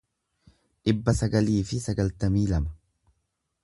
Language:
Oromo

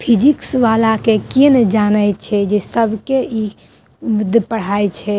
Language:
Maithili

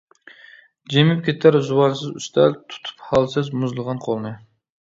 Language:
Uyghur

